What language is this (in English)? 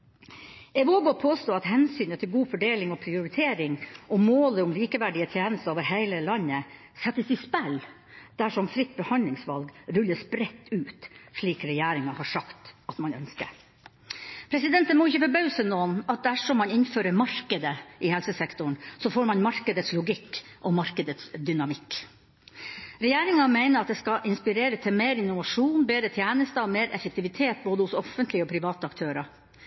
Norwegian Bokmål